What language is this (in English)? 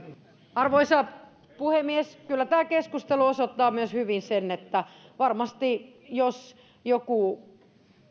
Finnish